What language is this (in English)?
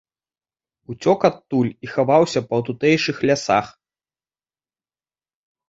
Belarusian